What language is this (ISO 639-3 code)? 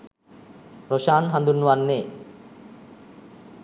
sin